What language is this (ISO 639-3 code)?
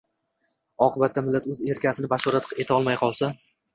uzb